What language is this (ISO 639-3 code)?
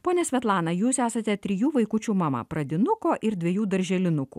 lit